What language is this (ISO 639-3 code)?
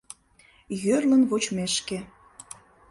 chm